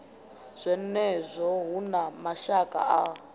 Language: Venda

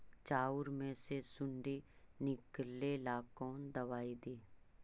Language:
Magahi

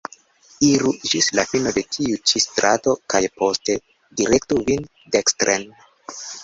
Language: Esperanto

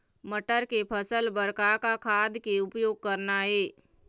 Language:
Chhattisgarhi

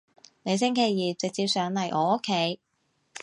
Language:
Cantonese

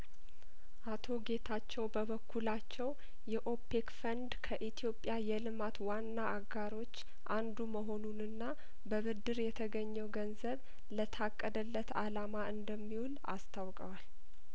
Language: Amharic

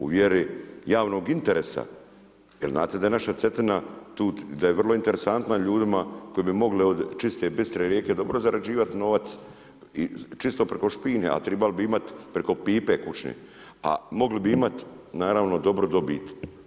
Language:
Croatian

